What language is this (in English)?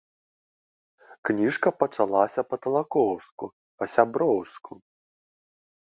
Belarusian